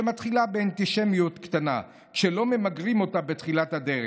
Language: Hebrew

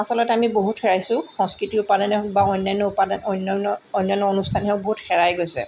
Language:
Assamese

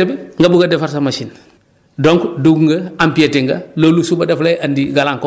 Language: Wolof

